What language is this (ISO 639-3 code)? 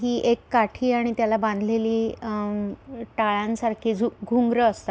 mar